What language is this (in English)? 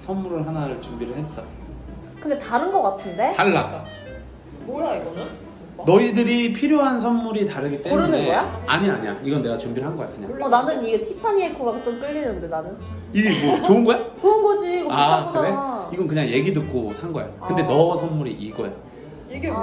Korean